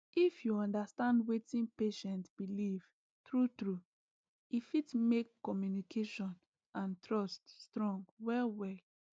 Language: Nigerian Pidgin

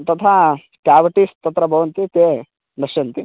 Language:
Sanskrit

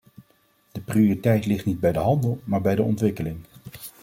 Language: Dutch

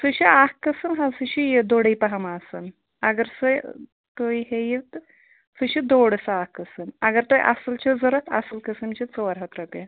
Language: Kashmiri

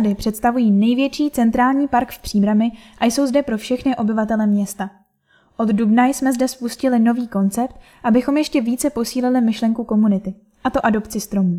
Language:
Czech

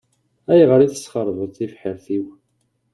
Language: Kabyle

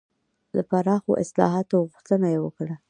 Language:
Pashto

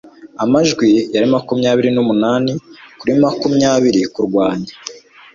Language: Kinyarwanda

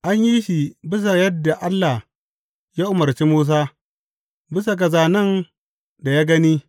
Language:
Hausa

